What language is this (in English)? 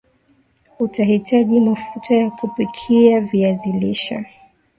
Swahili